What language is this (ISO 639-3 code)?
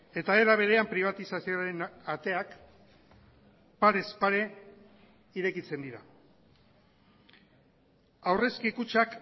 eus